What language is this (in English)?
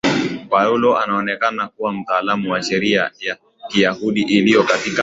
Swahili